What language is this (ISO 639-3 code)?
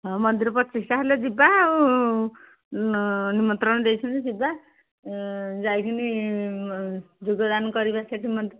ori